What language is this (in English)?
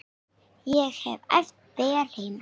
Icelandic